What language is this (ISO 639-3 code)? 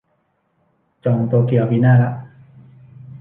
tha